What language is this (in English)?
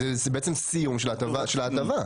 Hebrew